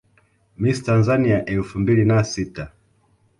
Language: Swahili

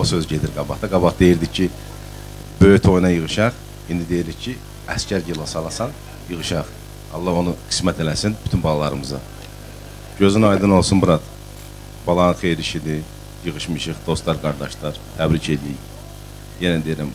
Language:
Turkish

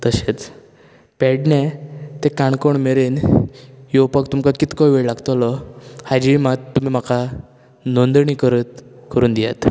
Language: Konkani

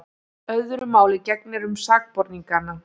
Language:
Icelandic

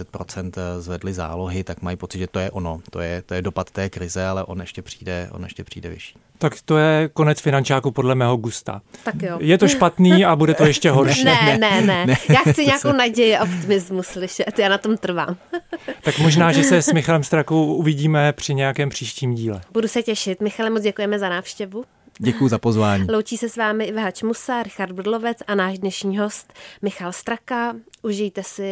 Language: Czech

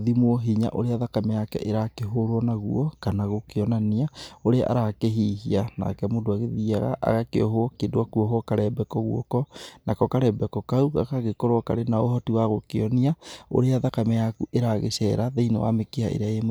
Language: Kikuyu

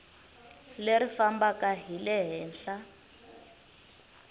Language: Tsonga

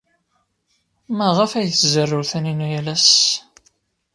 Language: Kabyle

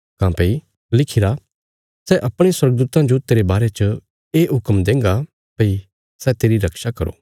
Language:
Bilaspuri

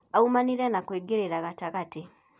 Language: Kikuyu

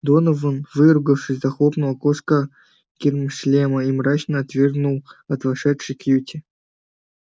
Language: Russian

